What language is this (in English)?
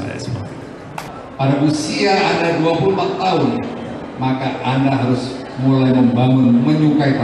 Indonesian